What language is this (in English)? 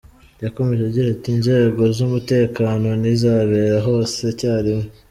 Kinyarwanda